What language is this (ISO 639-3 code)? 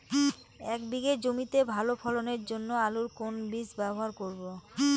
ben